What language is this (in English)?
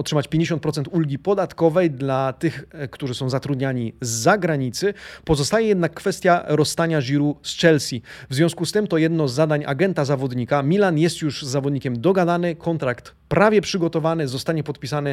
Polish